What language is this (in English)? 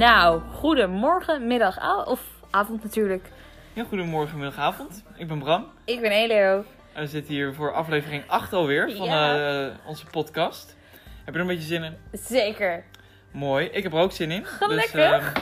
Dutch